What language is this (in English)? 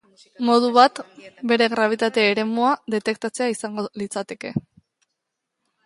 Basque